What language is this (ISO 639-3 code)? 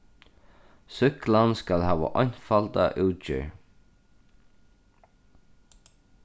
fao